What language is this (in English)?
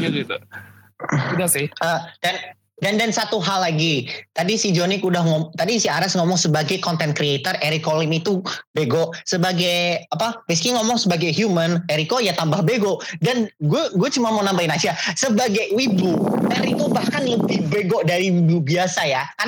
Indonesian